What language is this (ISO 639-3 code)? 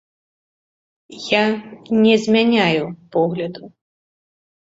bel